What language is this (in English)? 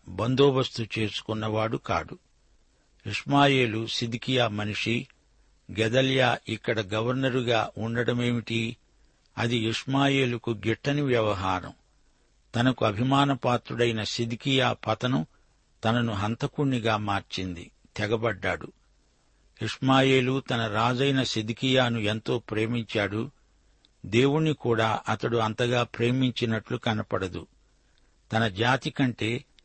Telugu